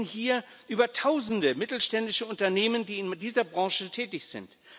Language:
German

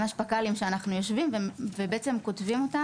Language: Hebrew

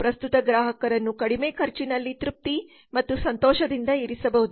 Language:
Kannada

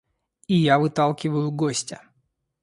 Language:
Russian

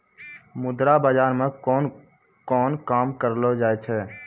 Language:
Maithili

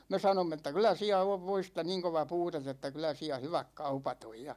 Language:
Finnish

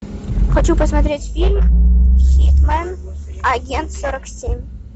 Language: Russian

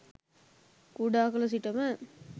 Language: Sinhala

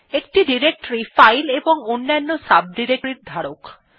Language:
Bangla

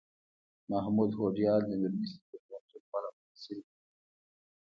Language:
Pashto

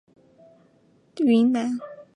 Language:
Chinese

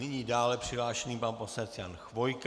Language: Czech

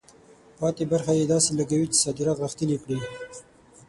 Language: Pashto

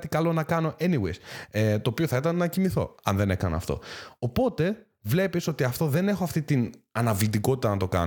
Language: Greek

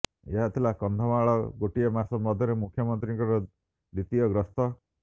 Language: Odia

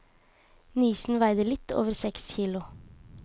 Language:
Norwegian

